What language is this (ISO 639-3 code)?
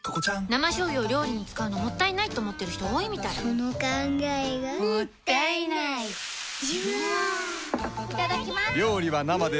jpn